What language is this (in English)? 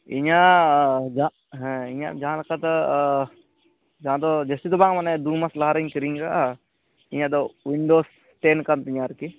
Santali